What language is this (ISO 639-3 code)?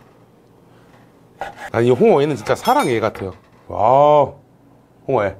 kor